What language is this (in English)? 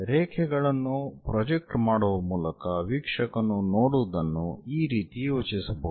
Kannada